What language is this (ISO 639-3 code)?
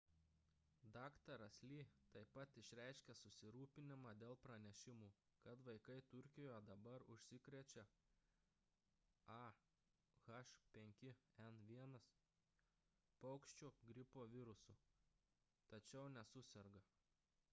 lit